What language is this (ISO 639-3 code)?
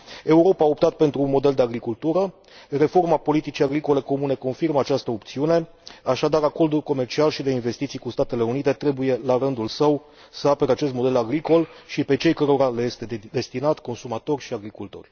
ron